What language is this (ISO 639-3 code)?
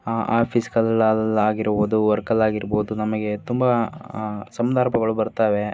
kan